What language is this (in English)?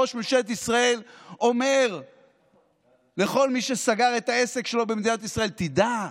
Hebrew